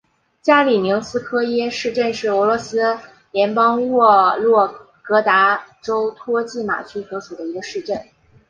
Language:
Chinese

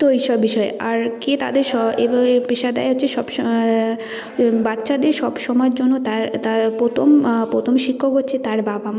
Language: Bangla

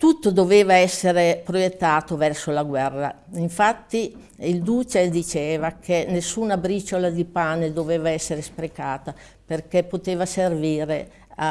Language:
Italian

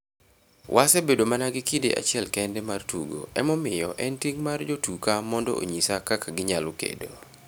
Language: Luo (Kenya and Tanzania)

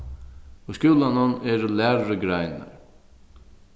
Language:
Faroese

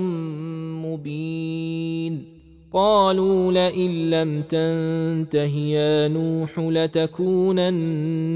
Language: Arabic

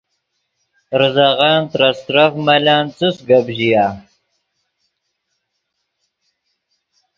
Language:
Yidgha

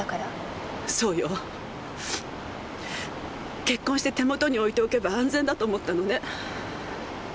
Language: Japanese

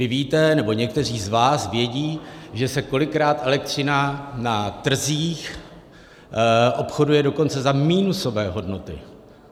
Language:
Czech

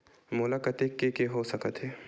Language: Chhattisgarhi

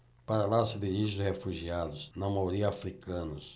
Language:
Portuguese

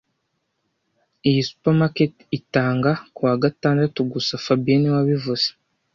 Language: Kinyarwanda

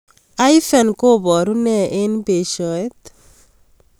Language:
Kalenjin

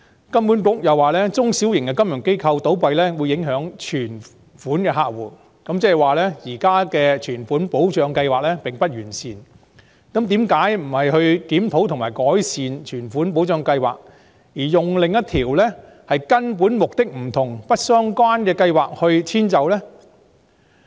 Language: Cantonese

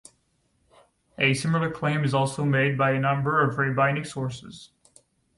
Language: English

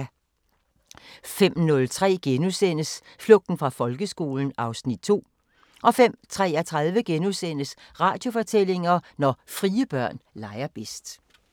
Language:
Danish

